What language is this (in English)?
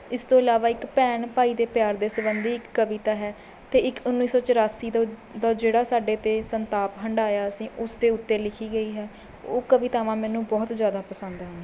Punjabi